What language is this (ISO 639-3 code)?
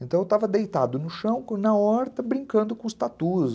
por